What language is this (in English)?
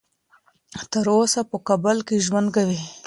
Pashto